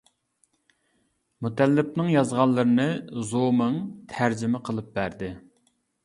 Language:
Uyghur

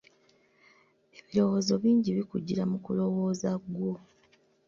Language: Ganda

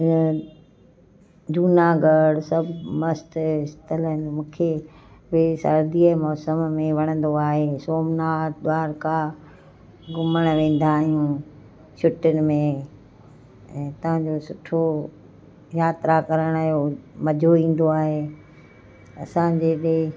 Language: Sindhi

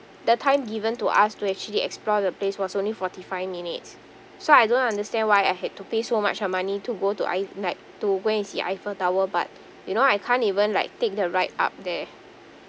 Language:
English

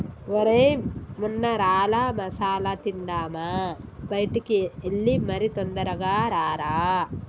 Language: Telugu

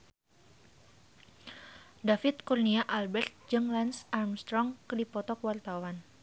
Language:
Sundanese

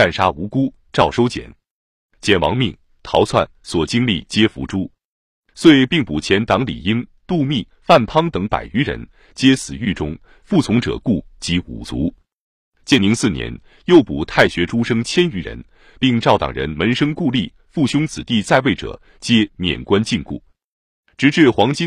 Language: Chinese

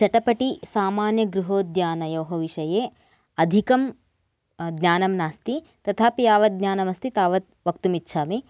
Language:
Sanskrit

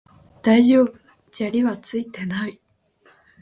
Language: Japanese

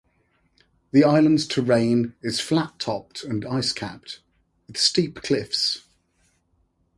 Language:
English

